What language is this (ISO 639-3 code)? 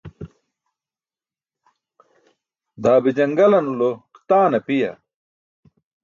bsk